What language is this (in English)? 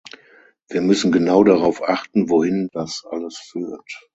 German